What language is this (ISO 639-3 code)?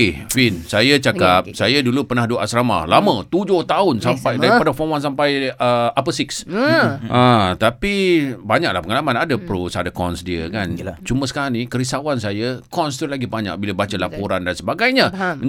msa